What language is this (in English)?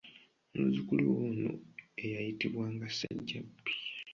Ganda